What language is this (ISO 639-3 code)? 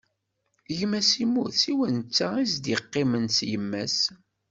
kab